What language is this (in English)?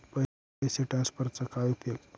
Marathi